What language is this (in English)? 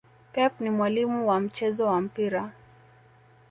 Swahili